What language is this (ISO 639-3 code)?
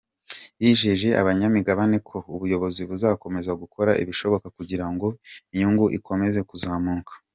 kin